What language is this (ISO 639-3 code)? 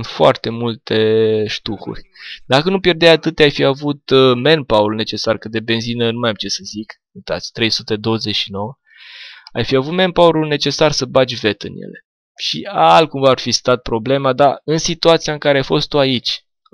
ron